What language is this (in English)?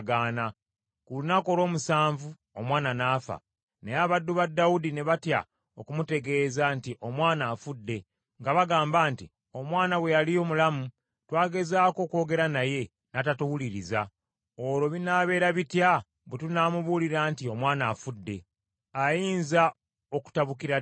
Ganda